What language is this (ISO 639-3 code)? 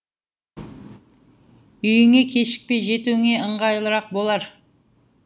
kaz